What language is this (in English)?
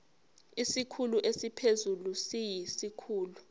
Zulu